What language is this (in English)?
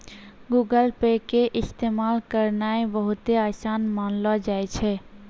Maithili